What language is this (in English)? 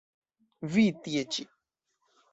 Esperanto